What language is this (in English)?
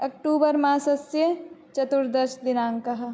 Sanskrit